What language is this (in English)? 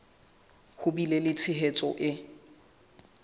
Southern Sotho